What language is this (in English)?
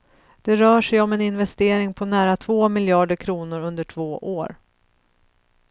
Swedish